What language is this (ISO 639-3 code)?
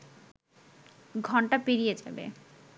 ben